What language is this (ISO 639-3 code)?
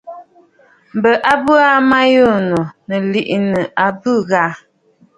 bfd